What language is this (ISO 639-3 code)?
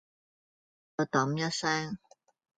yue